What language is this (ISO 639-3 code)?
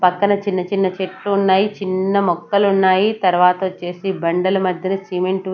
tel